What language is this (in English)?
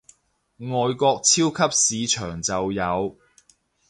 Cantonese